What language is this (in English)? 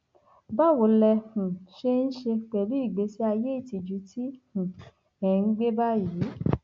Yoruba